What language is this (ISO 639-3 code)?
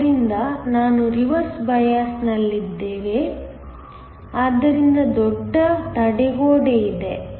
kan